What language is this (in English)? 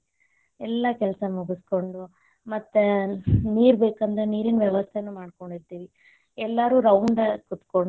Kannada